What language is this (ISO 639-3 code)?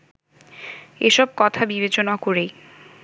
ben